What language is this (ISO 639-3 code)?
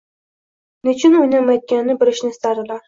uzb